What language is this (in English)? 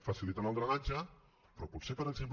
Catalan